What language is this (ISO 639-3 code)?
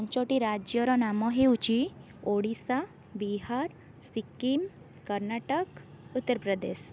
ori